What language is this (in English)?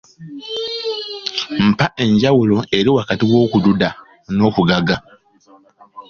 Ganda